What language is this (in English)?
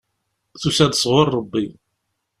Kabyle